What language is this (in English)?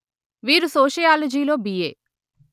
Telugu